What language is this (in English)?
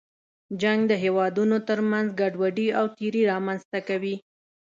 Pashto